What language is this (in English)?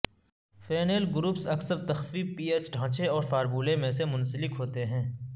Urdu